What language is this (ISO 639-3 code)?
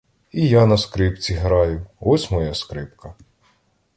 ukr